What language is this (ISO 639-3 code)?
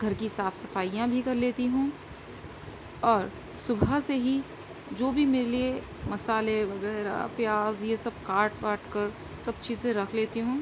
urd